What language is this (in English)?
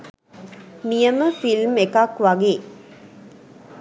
Sinhala